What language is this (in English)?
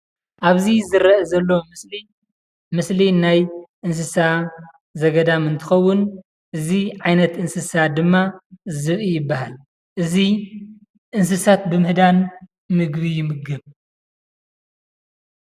Tigrinya